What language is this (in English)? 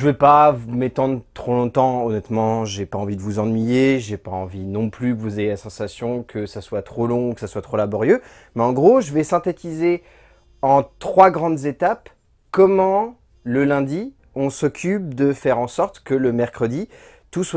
French